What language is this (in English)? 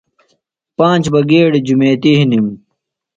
Phalura